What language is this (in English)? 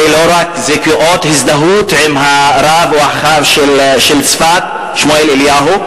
Hebrew